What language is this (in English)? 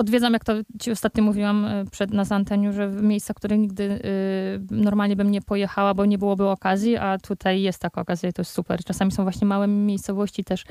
Polish